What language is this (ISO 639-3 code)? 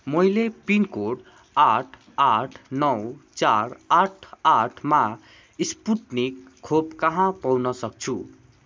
nep